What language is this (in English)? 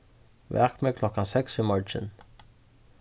Faroese